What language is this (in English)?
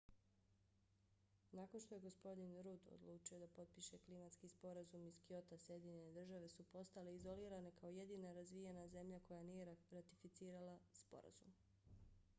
Bosnian